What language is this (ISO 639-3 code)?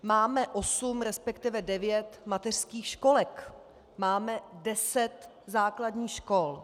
ces